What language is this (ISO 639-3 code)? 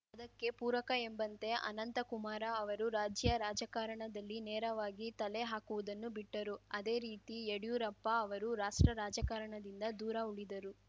kan